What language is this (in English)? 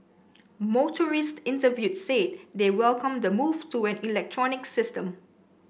English